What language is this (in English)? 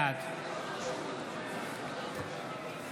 Hebrew